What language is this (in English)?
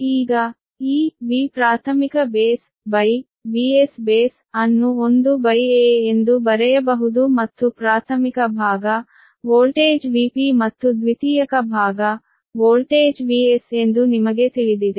Kannada